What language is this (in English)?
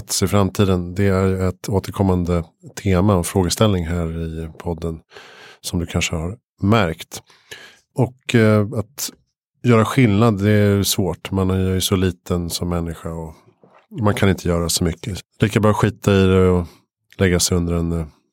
Swedish